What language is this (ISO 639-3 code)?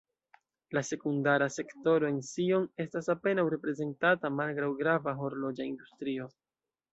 epo